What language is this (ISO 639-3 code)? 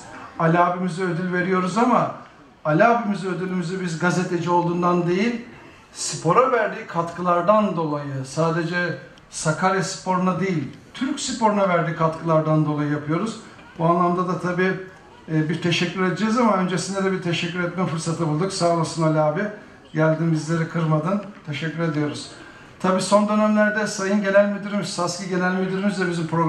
tur